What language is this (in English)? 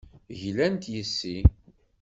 Kabyle